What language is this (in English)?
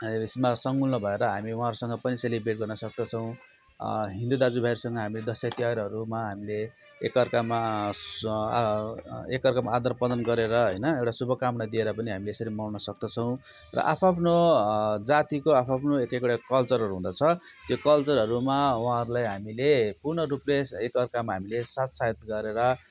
Nepali